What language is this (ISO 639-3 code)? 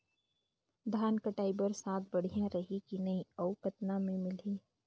hne